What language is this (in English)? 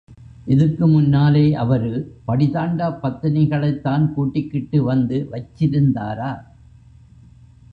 Tamil